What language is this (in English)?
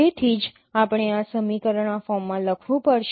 Gujarati